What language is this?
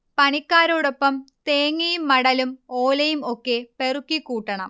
Malayalam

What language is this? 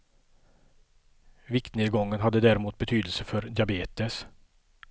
Swedish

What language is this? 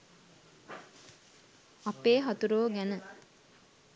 Sinhala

